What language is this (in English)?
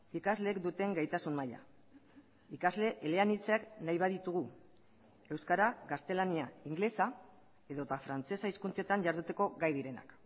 Basque